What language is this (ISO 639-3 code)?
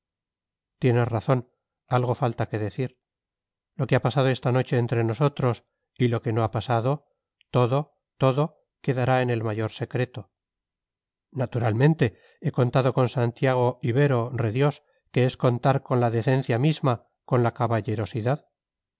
spa